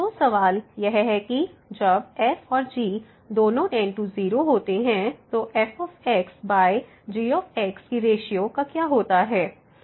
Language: Hindi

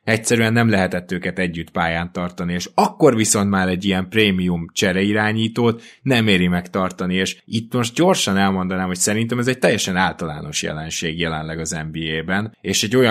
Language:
Hungarian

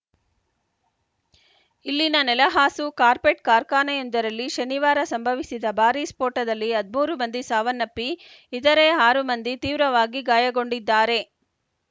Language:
Kannada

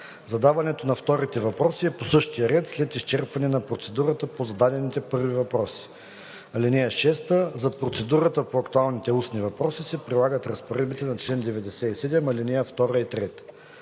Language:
Bulgarian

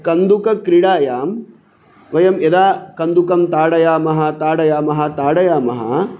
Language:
Sanskrit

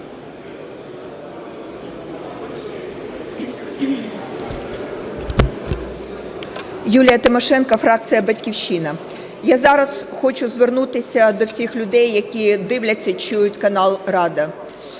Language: Ukrainian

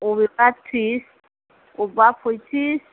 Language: Bodo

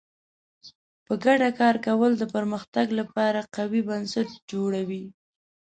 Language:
Pashto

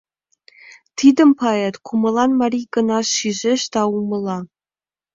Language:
Mari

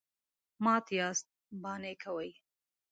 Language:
Pashto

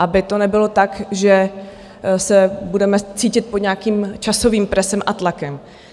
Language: Czech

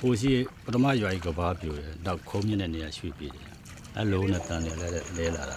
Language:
Thai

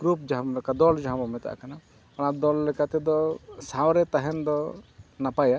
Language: Santali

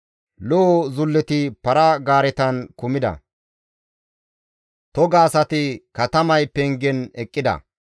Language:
Gamo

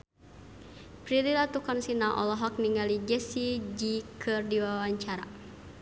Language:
Sundanese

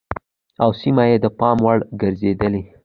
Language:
Pashto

